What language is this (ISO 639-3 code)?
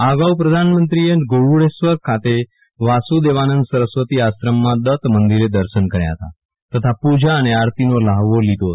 guj